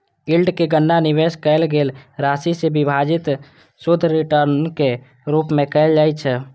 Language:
Maithili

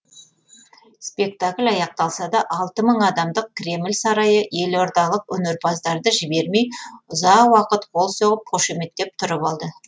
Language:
Kazakh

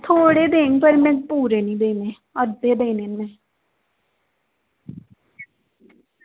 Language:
Dogri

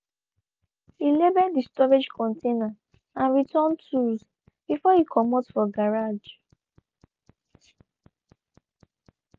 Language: Nigerian Pidgin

